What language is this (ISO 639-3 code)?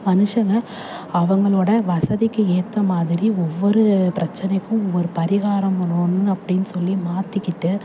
tam